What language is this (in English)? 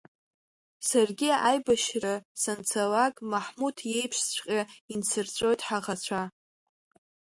Abkhazian